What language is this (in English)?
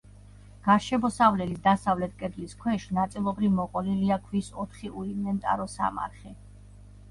Georgian